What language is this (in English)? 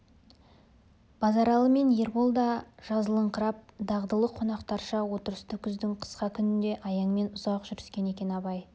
Kazakh